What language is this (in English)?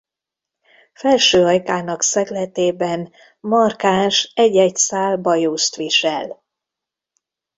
Hungarian